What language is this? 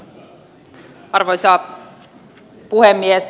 Finnish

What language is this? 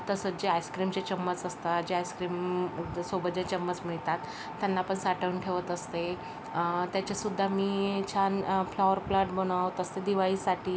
Marathi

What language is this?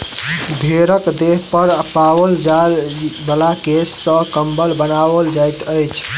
Maithili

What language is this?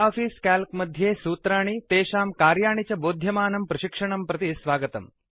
Sanskrit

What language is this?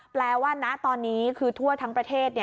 Thai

